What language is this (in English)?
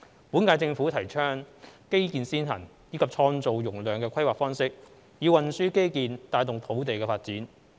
Cantonese